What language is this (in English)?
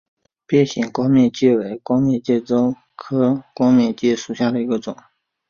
Chinese